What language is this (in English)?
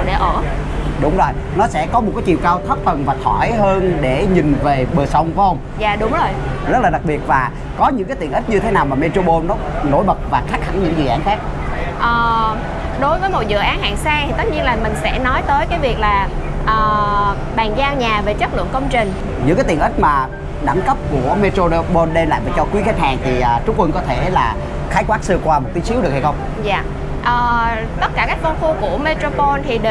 Vietnamese